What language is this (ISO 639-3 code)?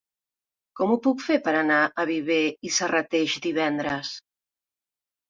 cat